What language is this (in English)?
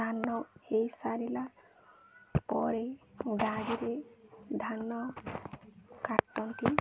Odia